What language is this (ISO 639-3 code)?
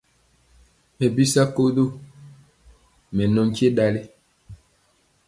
mcx